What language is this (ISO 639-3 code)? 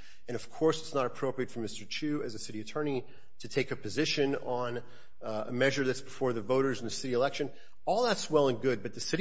eng